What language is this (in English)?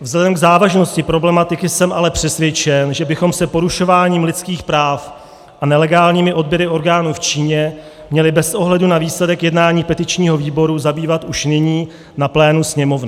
Czech